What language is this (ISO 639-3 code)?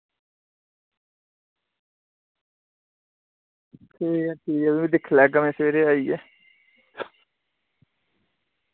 doi